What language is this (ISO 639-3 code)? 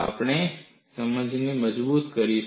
guj